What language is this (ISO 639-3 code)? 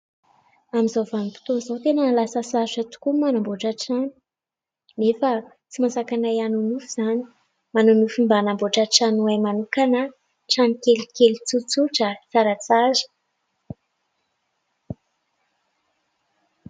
mlg